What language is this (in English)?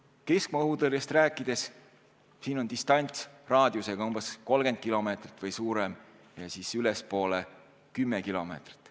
Estonian